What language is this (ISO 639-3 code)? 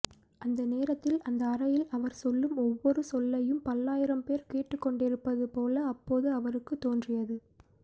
tam